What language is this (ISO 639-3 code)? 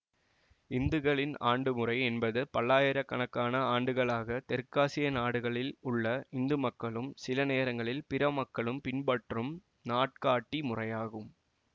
tam